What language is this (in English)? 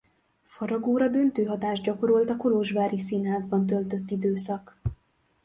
Hungarian